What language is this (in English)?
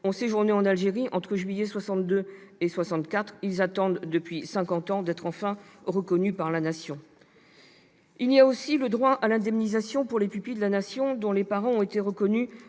French